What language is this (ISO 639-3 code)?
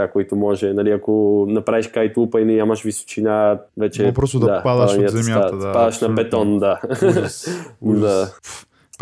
bul